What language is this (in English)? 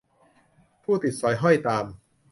Thai